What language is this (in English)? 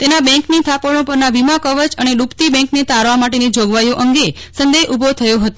Gujarati